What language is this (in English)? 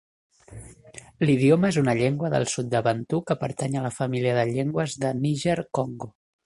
Catalan